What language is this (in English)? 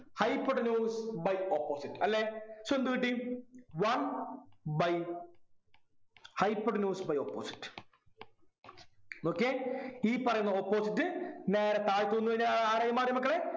Malayalam